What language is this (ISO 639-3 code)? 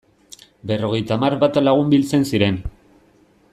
eus